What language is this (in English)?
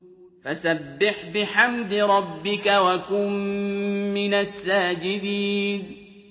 Arabic